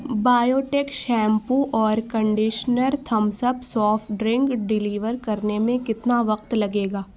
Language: Urdu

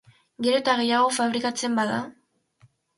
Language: Basque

